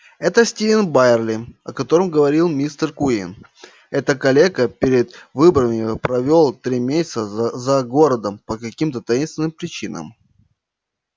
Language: Russian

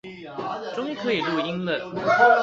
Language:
Chinese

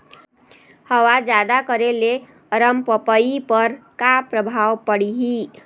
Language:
Chhattisgarhi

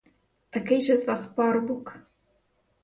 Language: Ukrainian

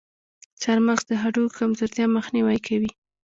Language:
Pashto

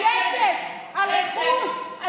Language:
Hebrew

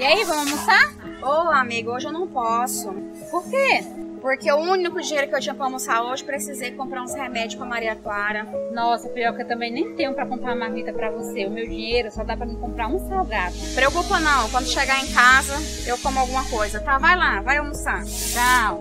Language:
Portuguese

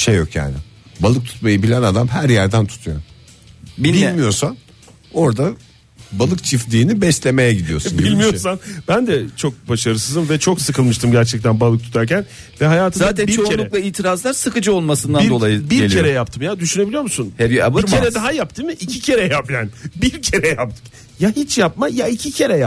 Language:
Turkish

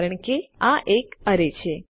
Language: Gujarati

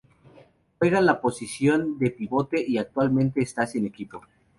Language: Spanish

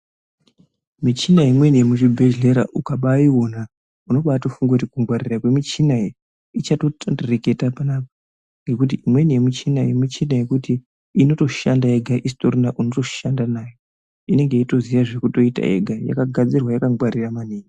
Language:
Ndau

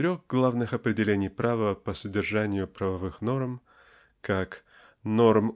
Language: Russian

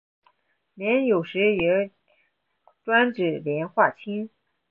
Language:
Chinese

